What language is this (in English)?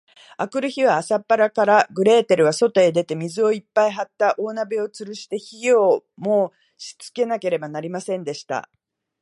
Japanese